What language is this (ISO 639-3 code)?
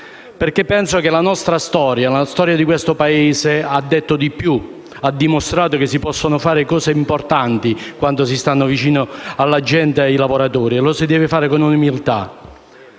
ita